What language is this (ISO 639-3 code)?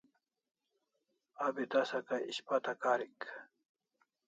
kls